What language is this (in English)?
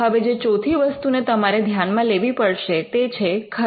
Gujarati